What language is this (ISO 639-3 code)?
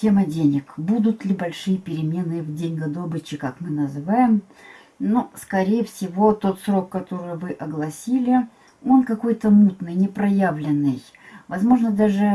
rus